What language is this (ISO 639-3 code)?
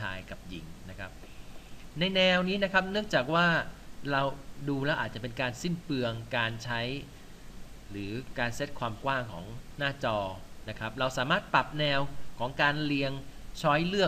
tha